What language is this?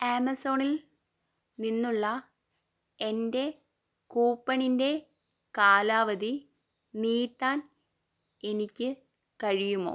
Malayalam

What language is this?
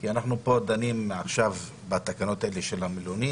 Hebrew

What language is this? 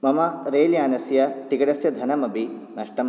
Sanskrit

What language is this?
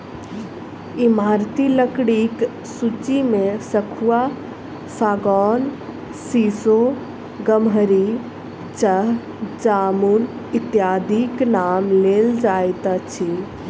Maithili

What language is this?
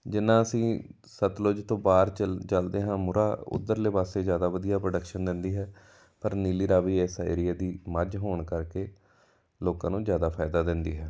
Punjabi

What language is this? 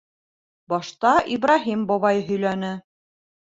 Bashkir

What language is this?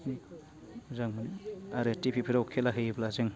Bodo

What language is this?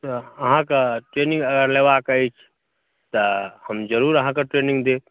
Maithili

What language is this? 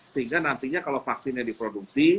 Indonesian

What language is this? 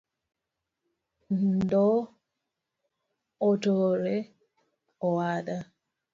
Luo (Kenya and Tanzania)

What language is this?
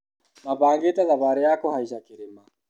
Kikuyu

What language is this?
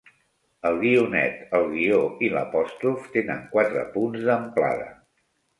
Catalan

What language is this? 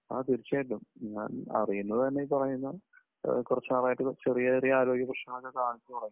Malayalam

